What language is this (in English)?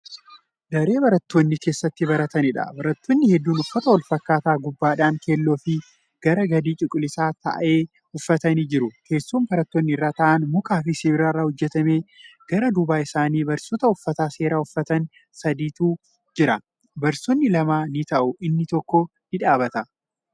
Oromo